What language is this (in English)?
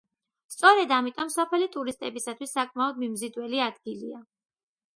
Georgian